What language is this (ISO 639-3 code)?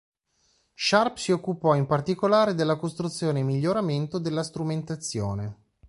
ita